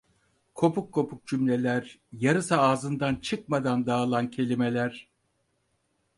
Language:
Turkish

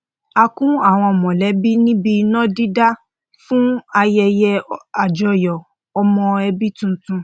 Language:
Yoruba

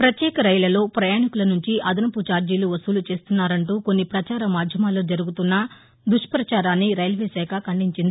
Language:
Telugu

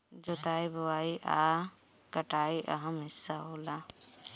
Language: Bhojpuri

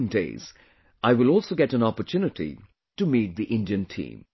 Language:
English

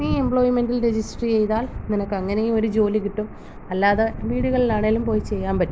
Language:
Malayalam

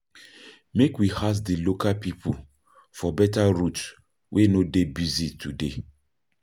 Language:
Nigerian Pidgin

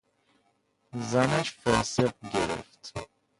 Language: Persian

